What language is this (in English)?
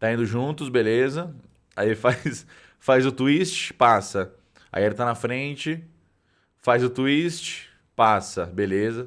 Portuguese